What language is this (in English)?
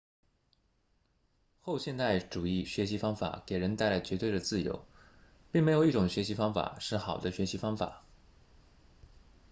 Chinese